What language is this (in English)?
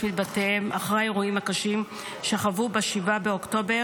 Hebrew